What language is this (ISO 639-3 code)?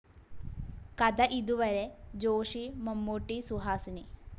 mal